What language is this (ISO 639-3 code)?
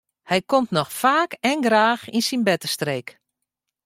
fry